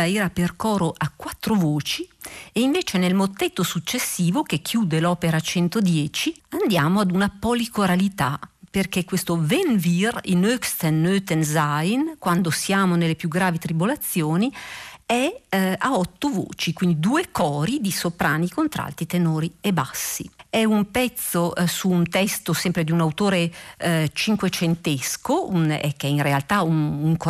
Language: Italian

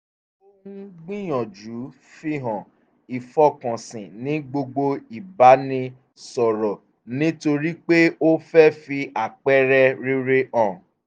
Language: Yoruba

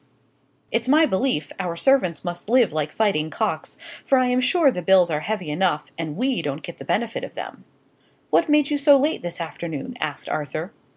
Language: English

